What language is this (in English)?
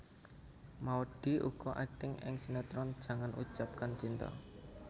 Javanese